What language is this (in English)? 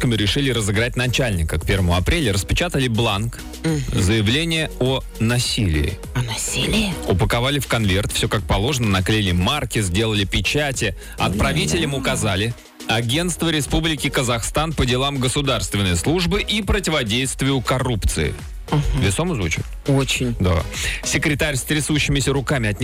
Russian